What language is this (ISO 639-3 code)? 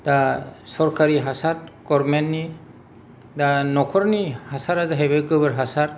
brx